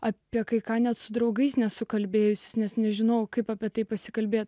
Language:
Lithuanian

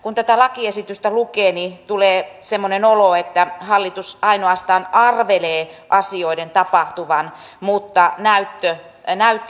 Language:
Finnish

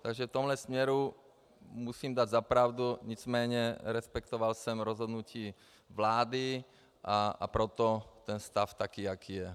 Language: Czech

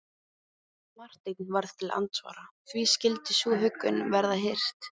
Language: Icelandic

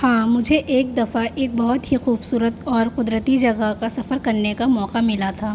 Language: Urdu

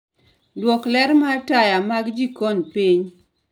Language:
Luo (Kenya and Tanzania)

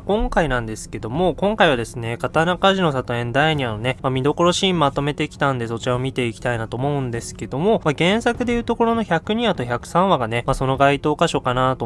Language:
Japanese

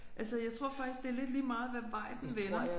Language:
Danish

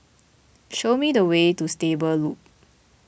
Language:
English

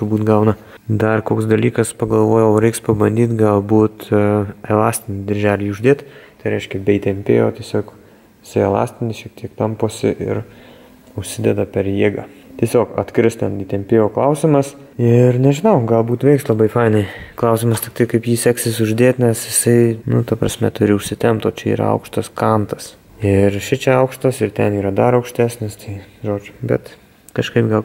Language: Lithuanian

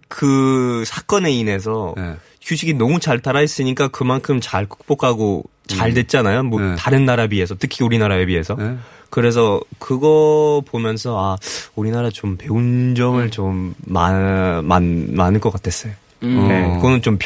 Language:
Korean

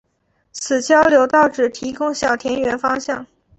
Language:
Chinese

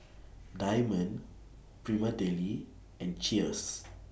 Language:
English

